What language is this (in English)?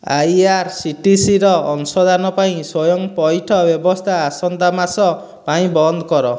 Odia